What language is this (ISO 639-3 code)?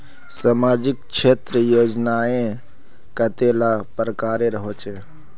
mag